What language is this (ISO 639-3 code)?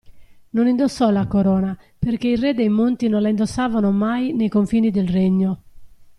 ita